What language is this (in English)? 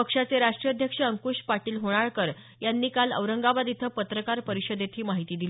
Marathi